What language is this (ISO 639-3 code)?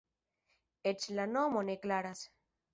epo